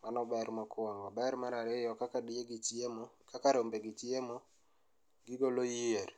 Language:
Luo (Kenya and Tanzania)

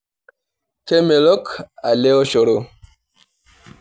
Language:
Masai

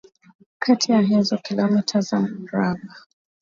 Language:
Swahili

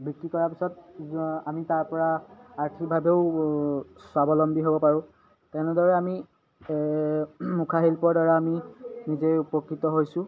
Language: Assamese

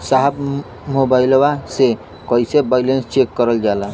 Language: Bhojpuri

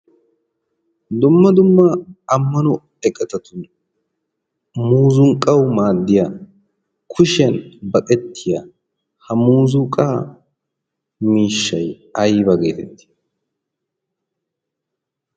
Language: Wolaytta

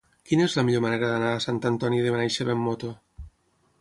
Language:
Catalan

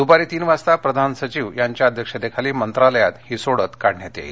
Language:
Marathi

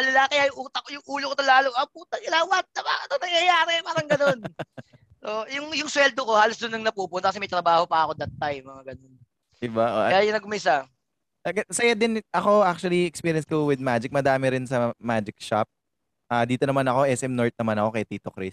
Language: Filipino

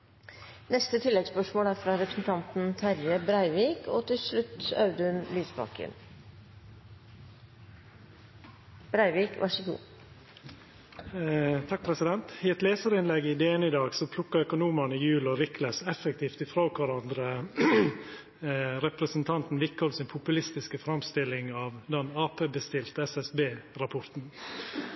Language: Norwegian Nynorsk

